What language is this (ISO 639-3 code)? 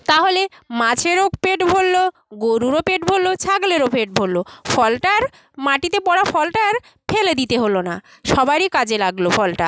ben